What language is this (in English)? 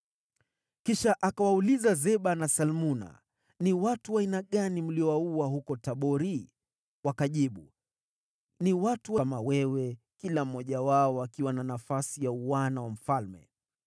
Swahili